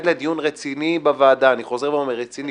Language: Hebrew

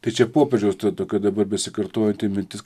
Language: Lithuanian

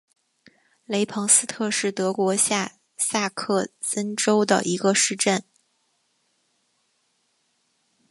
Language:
Chinese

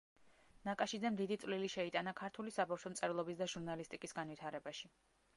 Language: Georgian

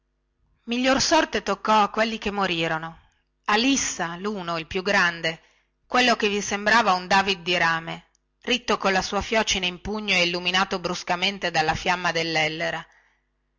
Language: Italian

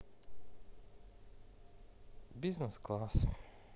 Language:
Russian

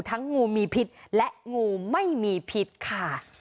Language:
Thai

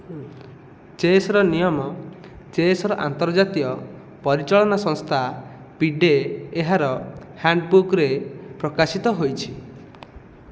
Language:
Odia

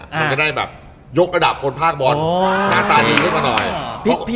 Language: Thai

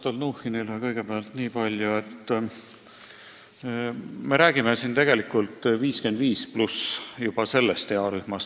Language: Estonian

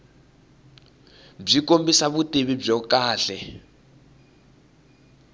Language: Tsonga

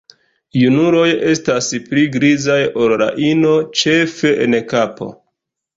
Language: Esperanto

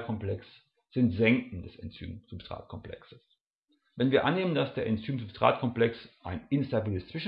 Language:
German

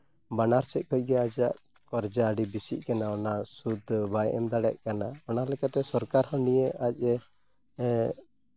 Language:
Santali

